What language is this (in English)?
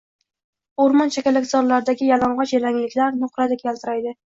Uzbek